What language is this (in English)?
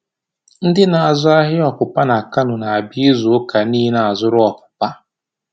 Igbo